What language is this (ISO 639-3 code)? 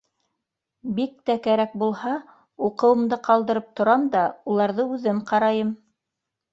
bak